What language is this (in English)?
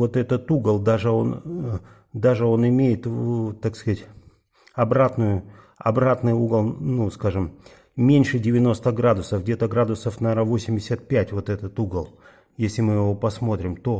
Russian